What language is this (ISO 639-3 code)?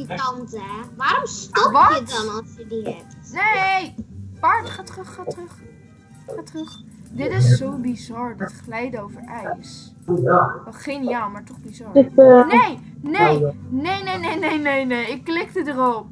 nld